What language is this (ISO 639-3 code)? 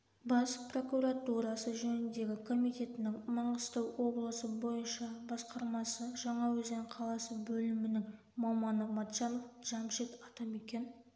kaz